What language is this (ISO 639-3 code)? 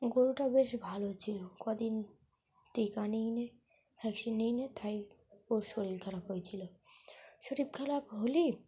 ben